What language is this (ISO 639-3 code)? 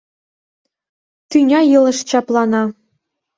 chm